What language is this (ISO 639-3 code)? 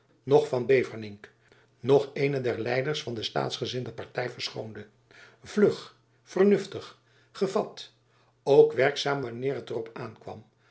nld